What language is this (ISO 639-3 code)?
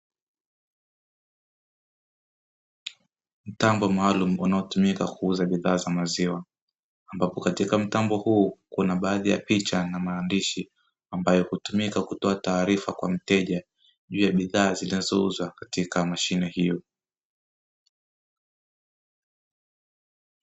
swa